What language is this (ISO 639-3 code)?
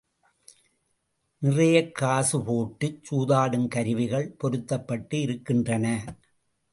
tam